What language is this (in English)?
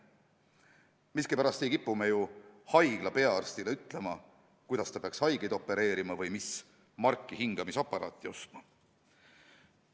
Estonian